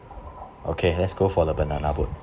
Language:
English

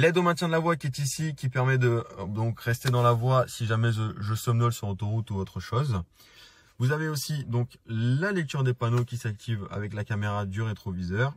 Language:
French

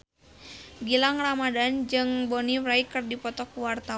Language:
Sundanese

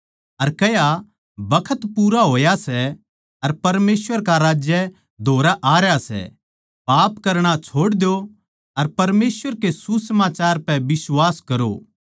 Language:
Haryanvi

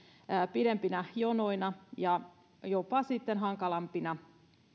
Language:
Finnish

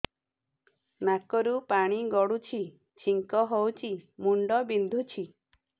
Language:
Odia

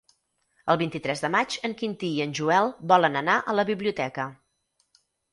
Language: Catalan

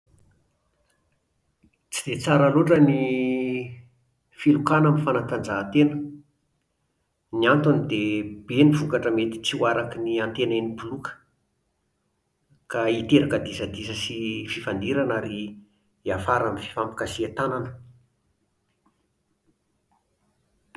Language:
Malagasy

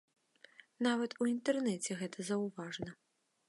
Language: Belarusian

